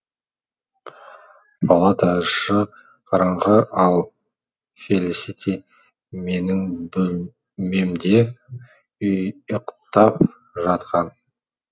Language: Kazakh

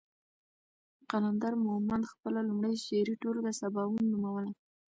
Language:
Pashto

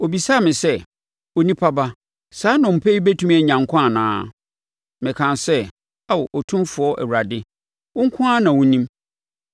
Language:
Akan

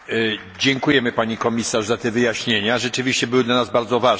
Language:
Polish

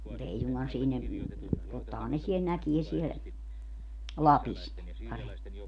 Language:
Finnish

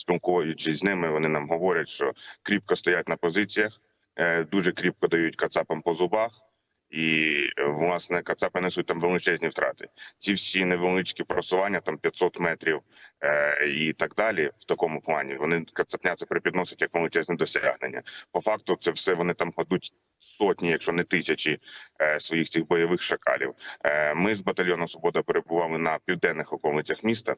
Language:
Ukrainian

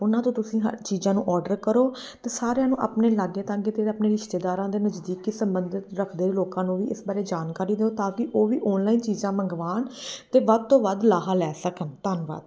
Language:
Punjabi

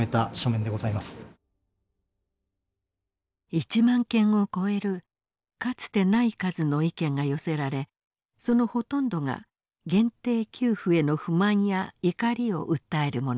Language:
Japanese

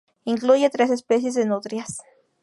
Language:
Spanish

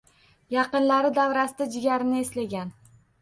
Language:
Uzbek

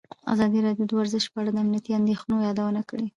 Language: Pashto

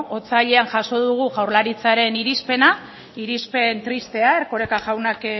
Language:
Basque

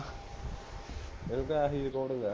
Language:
Punjabi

